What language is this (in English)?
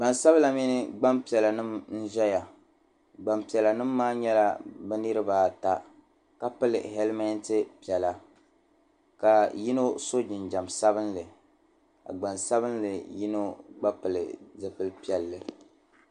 Dagbani